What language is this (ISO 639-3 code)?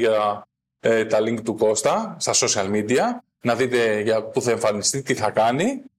ell